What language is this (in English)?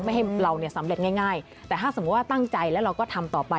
Thai